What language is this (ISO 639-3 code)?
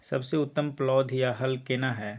mai